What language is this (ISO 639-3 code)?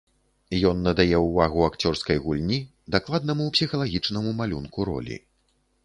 bel